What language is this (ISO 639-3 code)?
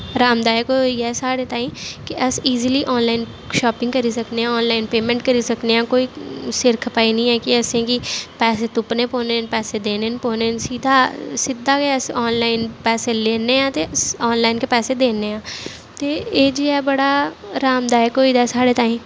doi